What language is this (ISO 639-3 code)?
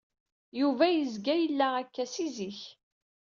kab